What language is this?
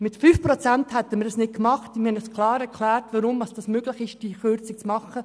Swiss German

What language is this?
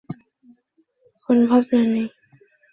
Bangla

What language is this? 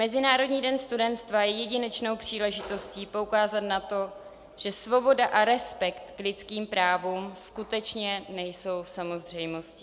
Czech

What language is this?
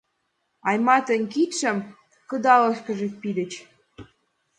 Mari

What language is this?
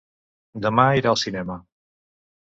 Catalan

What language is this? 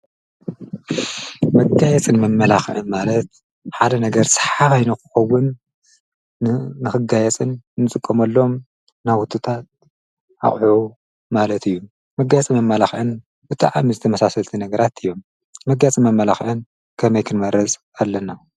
Tigrinya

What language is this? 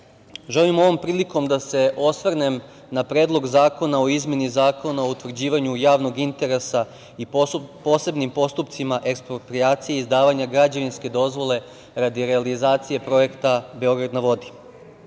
Serbian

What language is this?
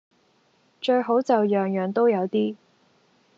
Cantonese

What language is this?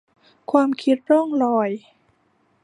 Thai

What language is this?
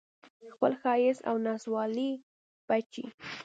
Pashto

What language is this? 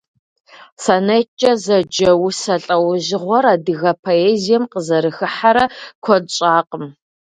Kabardian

